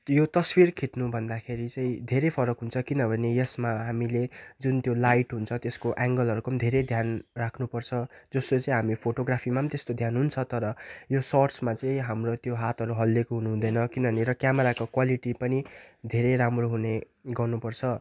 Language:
Nepali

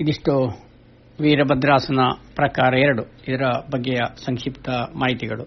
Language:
Kannada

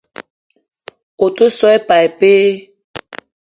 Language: Eton (Cameroon)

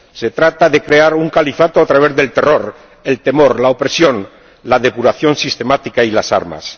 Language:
Spanish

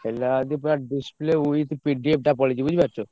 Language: Odia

